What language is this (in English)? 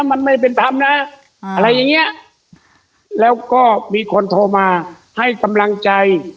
Thai